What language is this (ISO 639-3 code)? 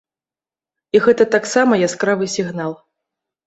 bel